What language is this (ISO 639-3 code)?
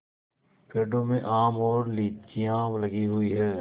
hin